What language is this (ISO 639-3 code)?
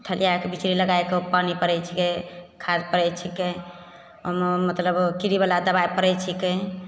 mai